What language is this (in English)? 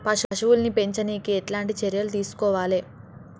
Telugu